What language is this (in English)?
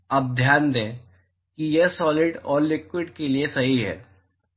Hindi